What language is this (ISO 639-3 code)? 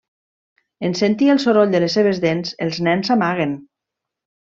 cat